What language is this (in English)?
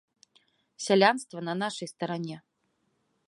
Belarusian